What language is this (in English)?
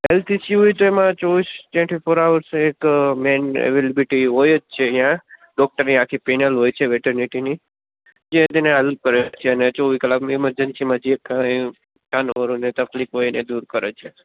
Gujarati